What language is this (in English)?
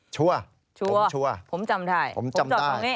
Thai